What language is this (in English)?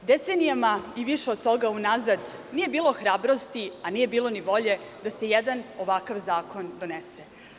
Serbian